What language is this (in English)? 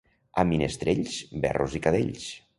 Catalan